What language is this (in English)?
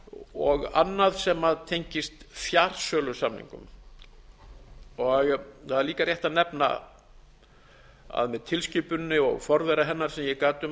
Icelandic